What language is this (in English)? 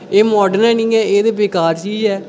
Dogri